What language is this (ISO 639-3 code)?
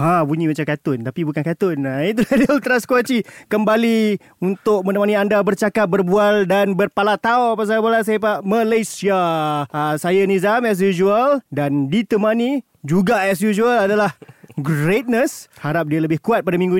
msa